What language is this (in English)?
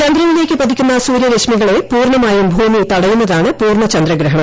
Malayalam